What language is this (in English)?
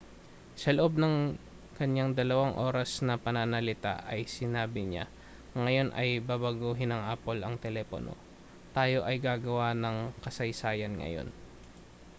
Filipino